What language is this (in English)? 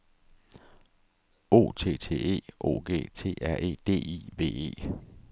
Danish